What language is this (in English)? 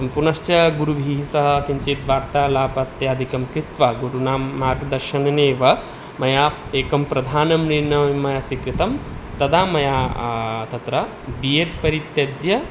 Sanskrit